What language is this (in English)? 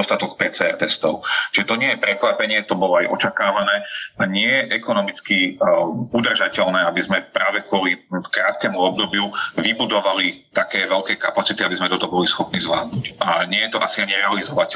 Slovak